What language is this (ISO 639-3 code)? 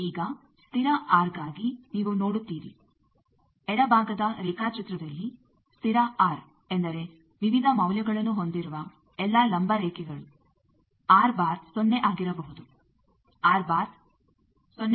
kan